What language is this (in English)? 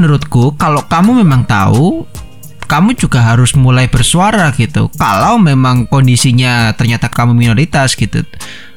Indonesian